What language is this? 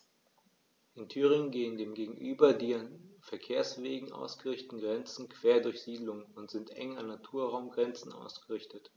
German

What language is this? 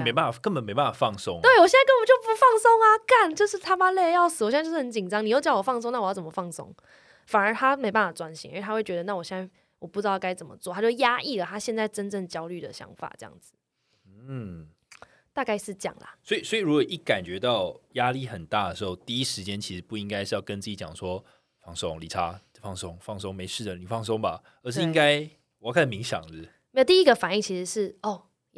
Chinese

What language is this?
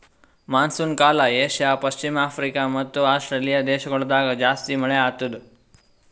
Kannada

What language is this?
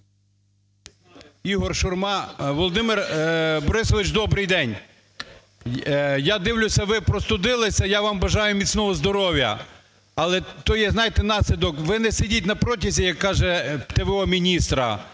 Ukrainian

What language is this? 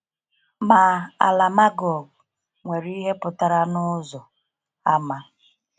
Igbo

